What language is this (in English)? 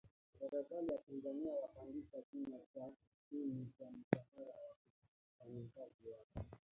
Swahili